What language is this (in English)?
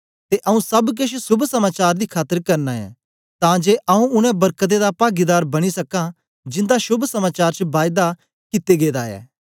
Dogri